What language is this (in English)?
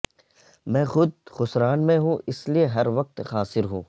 Urdu